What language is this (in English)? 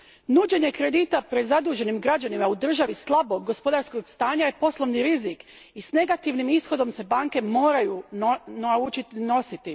Croatian